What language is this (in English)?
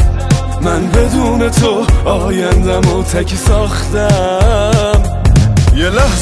Persian